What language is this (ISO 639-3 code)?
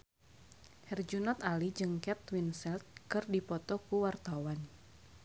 sun